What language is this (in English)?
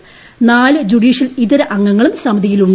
Malayalam